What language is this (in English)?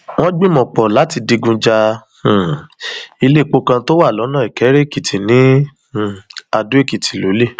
Yoruba